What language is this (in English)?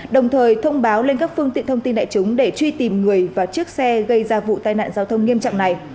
Vietnamese